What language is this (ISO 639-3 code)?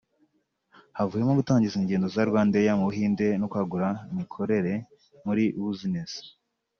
kin